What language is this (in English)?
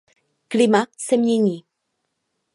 Czech